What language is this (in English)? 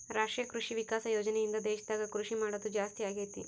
Kannada